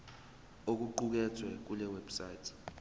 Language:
Zulu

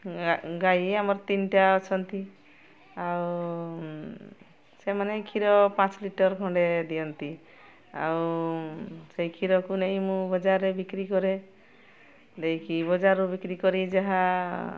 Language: Odia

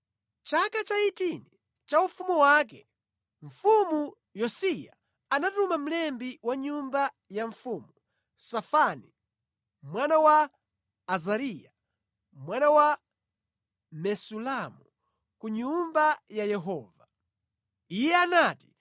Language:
Nyanja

